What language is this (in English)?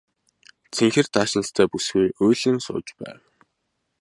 Mongolian